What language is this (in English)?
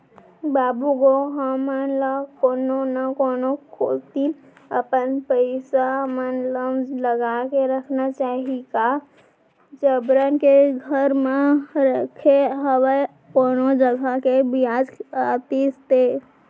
Chhattisgarhi